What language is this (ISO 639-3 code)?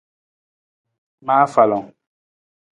nmz